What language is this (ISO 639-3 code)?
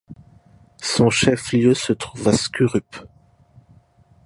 fra